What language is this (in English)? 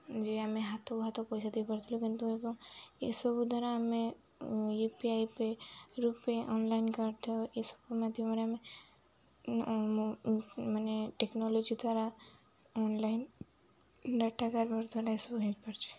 Odia